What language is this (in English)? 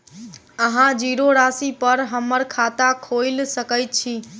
Maithili